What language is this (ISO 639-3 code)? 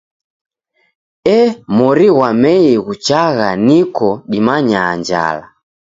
dav